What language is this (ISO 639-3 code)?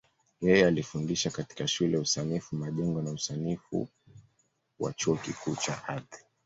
swa